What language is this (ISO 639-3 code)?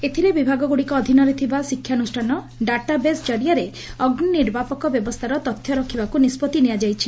ori